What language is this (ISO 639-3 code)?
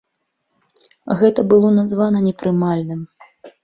bel